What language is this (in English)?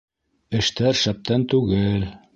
Bashkir